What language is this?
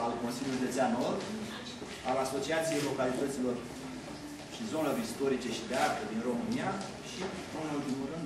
Romanian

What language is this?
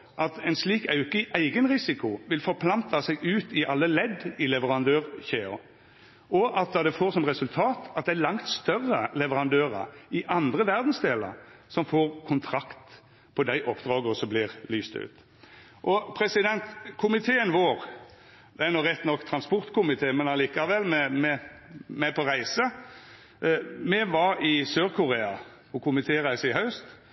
Norwegian Nynorsk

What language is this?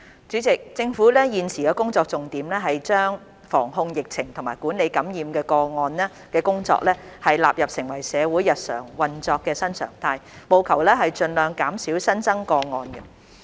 Cantonese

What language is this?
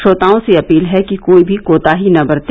Hindi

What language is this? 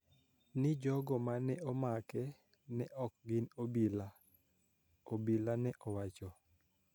Luo (Kenya and Tanzania)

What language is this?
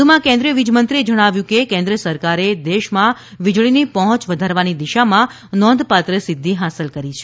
Gujarati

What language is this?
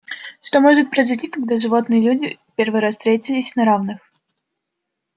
Russian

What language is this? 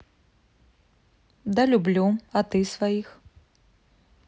Russian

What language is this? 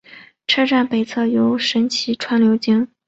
Chinese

